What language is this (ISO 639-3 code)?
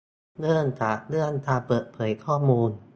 tha